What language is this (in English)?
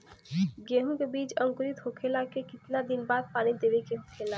Bhojpuri